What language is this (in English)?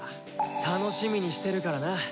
Japanese